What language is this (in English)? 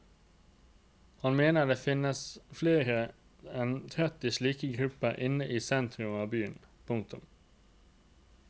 Norwegian